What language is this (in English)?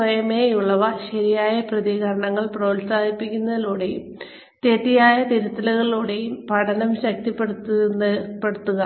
Malayalam